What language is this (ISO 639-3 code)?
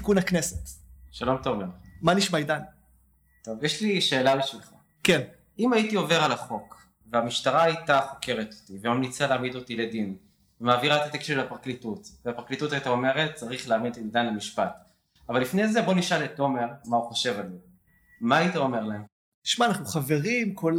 heb